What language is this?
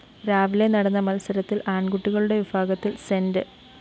Malayalam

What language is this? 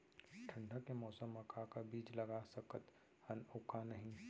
Chhattisgarhi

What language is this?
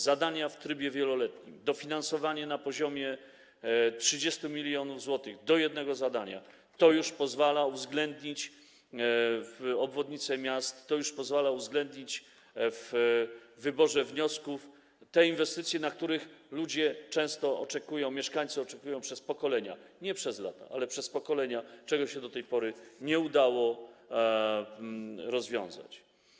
Polish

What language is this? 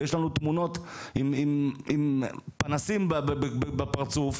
Hebrew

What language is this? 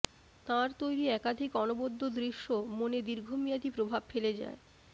Bangla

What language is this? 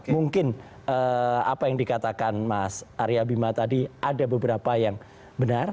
Indonesian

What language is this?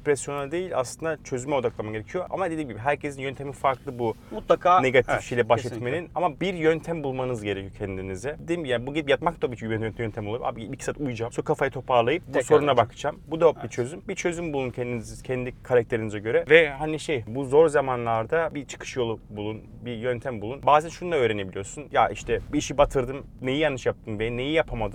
Turkish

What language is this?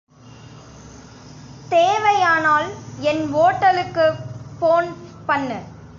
Tamil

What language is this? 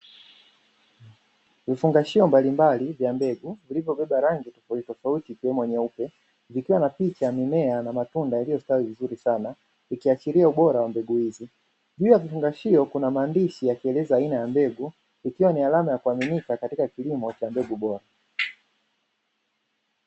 Swahili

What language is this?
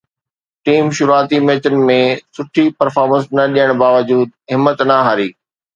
Sindhi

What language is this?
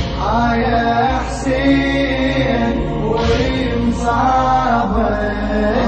Arabic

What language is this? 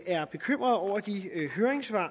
Danish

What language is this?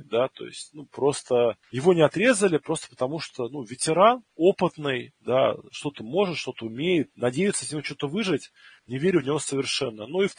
Russian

